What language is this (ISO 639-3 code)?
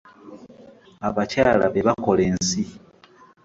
lug